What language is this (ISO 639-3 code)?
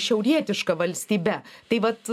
lit